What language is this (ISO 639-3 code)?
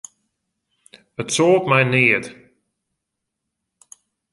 fry